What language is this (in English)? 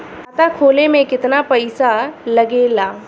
Bhojpuri